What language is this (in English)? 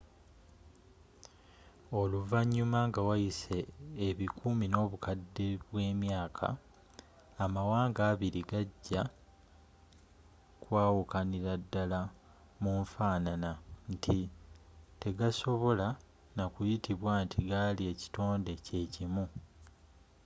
Ganda